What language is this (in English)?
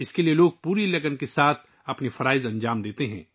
Urdu